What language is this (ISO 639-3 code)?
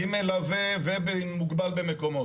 heb